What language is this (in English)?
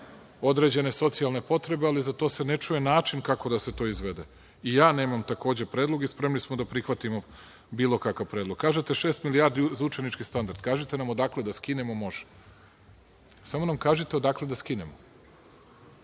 Serbian